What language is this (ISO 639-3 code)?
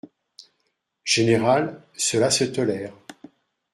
fra